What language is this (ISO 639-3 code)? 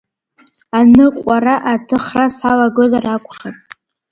abk